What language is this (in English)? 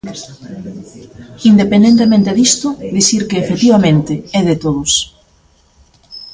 Galician